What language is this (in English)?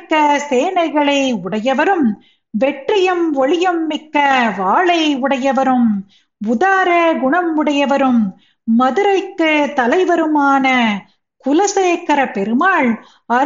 Tamil